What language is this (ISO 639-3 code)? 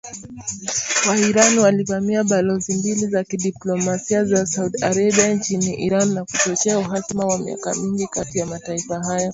swa